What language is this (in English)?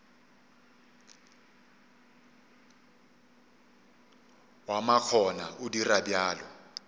Northern Sotho